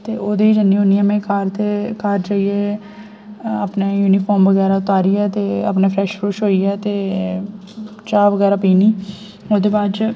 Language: Dogri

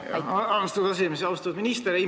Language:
Estonian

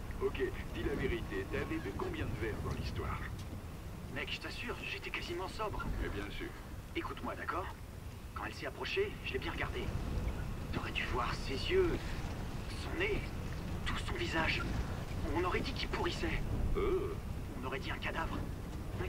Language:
French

